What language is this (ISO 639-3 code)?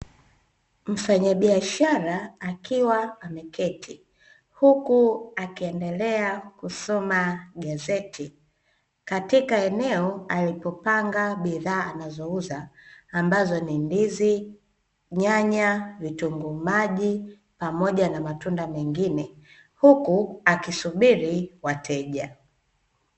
swa